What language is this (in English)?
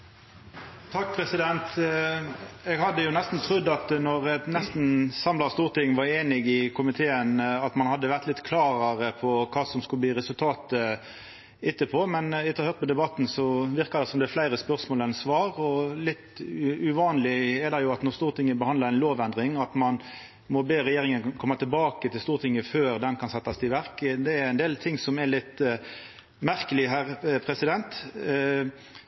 Norwegian Nynorsk